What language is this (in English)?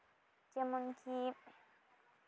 Santali